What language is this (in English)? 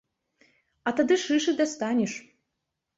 Belarusian